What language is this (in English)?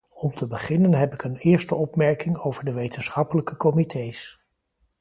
Dutch